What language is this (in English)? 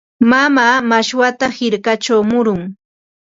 Ambo-Pasco Quechua